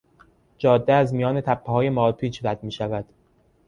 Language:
Persian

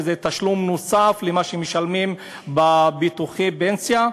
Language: Hebrew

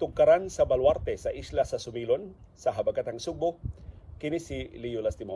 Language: Filipino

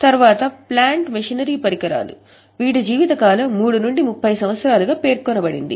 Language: Telugu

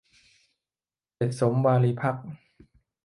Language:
Thai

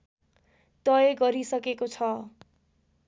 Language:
Nepali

